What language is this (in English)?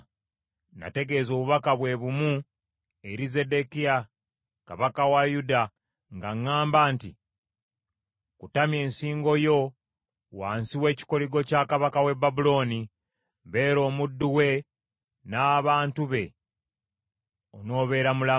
Ganda